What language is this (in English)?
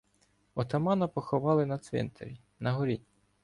Ukrainian